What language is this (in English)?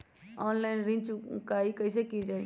Magahi